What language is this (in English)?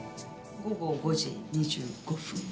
Japanese